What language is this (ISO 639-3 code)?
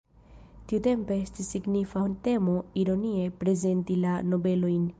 epo